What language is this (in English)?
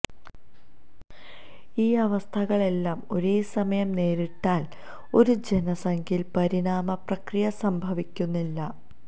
Malayalam